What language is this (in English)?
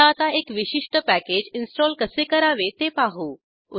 Marathi